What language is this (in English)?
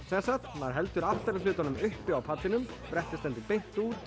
Icelandic